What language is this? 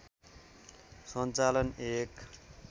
Nepali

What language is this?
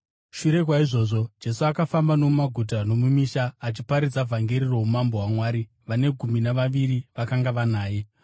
Shona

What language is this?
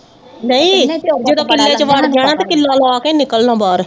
Punjabi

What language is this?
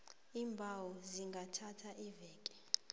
South Ndebele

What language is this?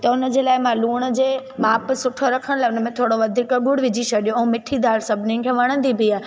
Sindhi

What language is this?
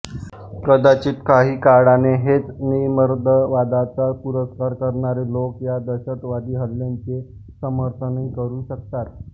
Marathi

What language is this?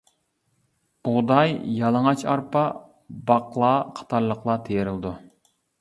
Uyghur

